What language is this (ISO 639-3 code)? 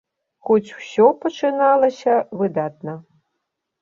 bel